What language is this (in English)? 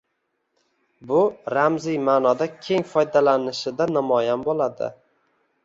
Uzbek